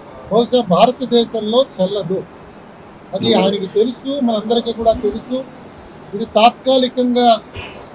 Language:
Telugu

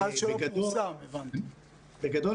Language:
Hebrew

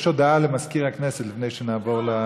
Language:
Hebrew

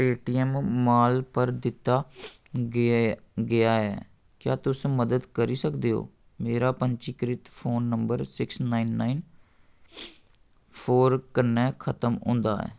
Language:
Dogri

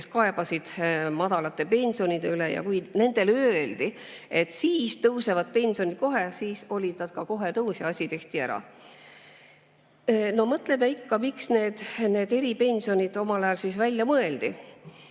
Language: Estonian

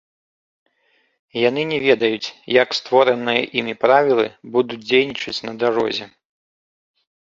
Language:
Belarusian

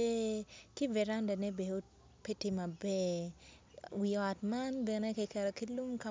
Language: Acoli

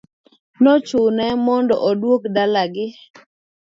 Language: Luo (Kenya and Tanzania)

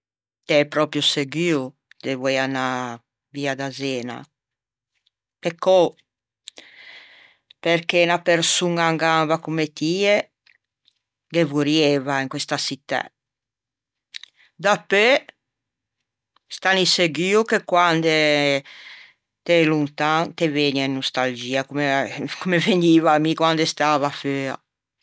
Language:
Ligurian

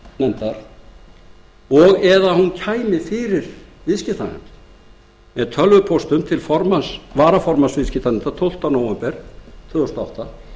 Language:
Icelandic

